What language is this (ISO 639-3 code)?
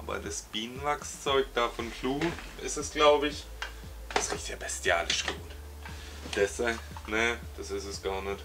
deu